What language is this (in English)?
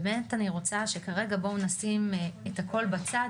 Hebrew